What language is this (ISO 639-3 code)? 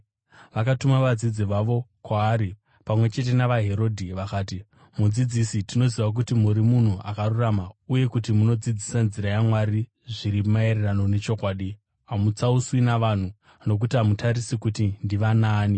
sna